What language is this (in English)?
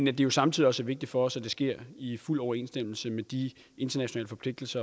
Danish